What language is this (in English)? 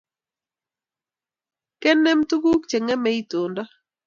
Kalenjin